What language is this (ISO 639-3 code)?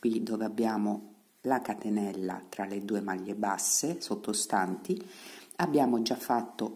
ita